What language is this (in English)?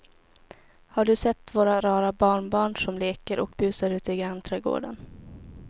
Swedish